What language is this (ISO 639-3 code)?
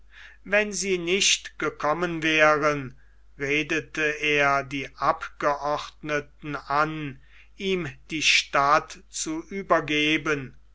deu